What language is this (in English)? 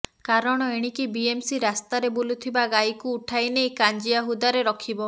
Odia